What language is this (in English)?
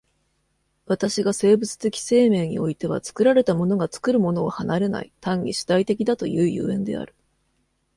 Japanese